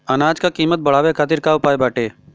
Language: Bhojpuri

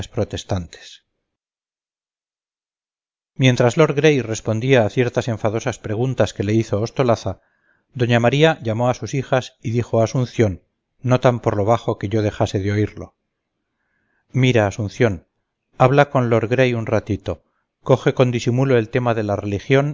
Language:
Spanish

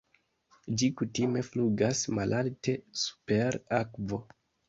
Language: Esperanto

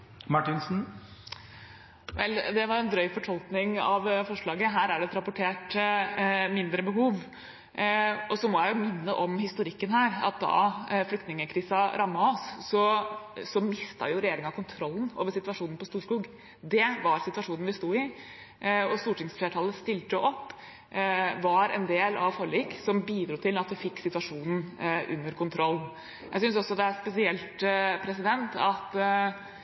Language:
Norwegian Bokmål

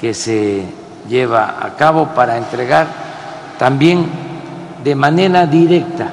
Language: Spanish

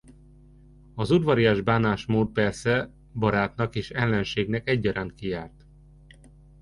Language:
Hungarian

